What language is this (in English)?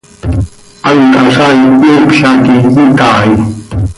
Seri